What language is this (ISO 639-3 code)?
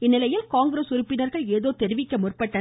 tam